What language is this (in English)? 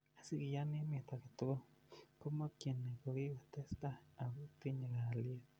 Kalenjin